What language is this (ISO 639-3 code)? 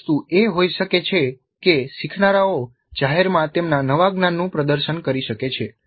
guj